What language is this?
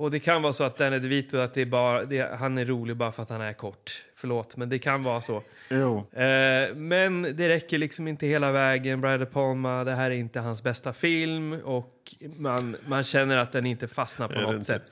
Swedish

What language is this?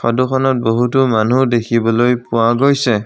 Assamese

